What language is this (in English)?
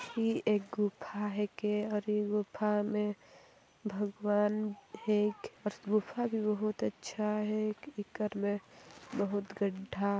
Sadri